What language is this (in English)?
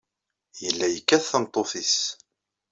Kabyle